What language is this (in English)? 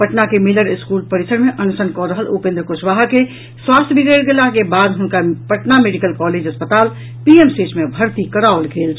Maithili